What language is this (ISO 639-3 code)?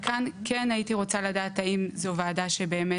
heb